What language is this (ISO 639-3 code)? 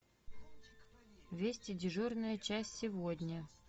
rus